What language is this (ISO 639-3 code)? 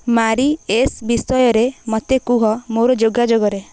ori